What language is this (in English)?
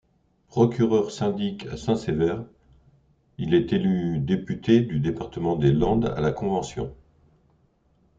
French